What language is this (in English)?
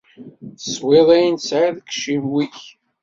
Kabyle